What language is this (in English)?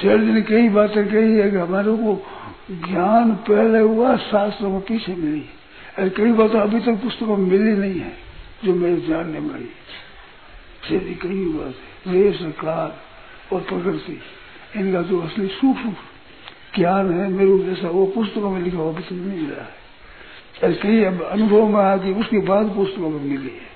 Hindi